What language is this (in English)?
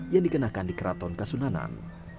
Indonesian